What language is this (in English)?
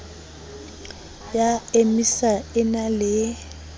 Southern Sotho